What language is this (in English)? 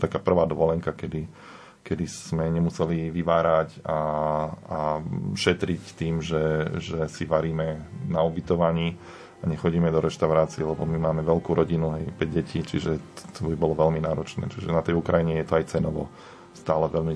Slovak